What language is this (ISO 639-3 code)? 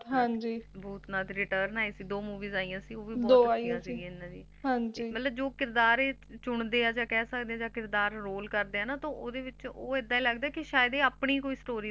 pan